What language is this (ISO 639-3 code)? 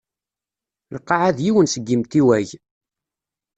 kab